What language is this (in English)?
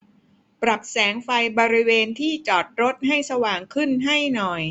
Thai